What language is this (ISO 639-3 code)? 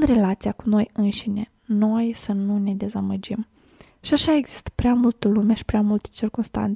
ron